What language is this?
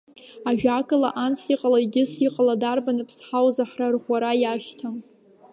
Abkhazian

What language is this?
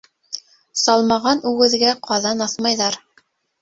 Bashkir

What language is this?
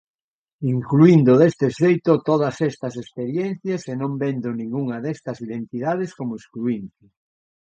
Galician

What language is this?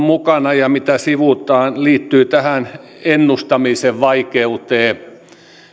Finnish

